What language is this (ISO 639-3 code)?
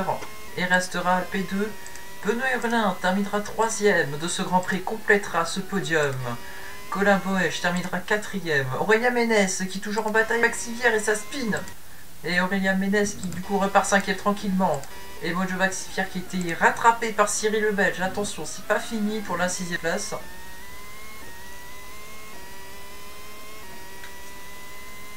fra